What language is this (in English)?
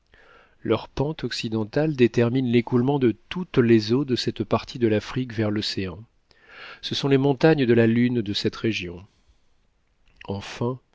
French